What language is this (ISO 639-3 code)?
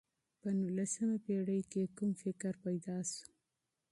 pus